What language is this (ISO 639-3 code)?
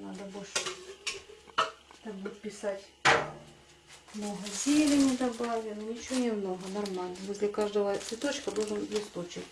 rus